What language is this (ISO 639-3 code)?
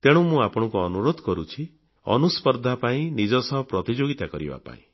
ori